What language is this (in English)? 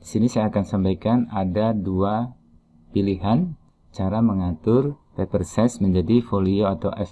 Indonesian